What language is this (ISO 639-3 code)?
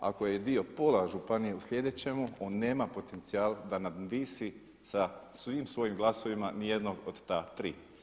hrv